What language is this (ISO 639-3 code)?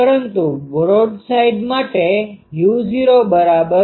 guj